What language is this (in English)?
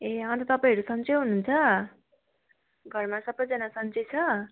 Nepali